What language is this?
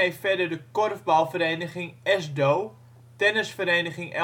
Dutch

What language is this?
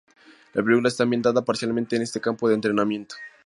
Spanish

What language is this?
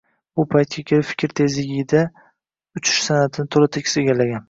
Uzbek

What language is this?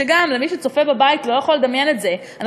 Hebrew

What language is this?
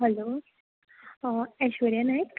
Konkani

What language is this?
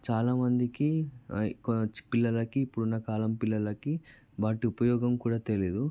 Telugu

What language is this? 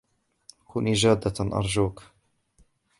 Arabic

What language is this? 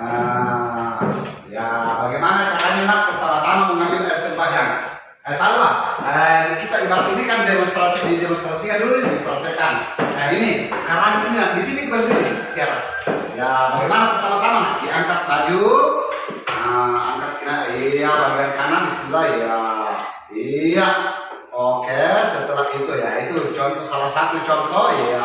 Indonesian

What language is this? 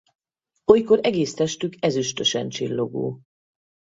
Hungarian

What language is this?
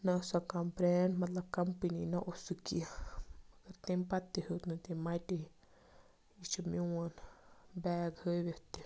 Kashmiri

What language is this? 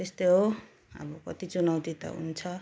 Nepali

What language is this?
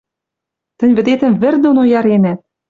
Western Mari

